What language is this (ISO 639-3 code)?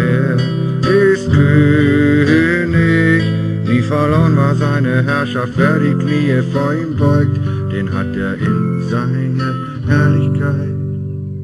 deu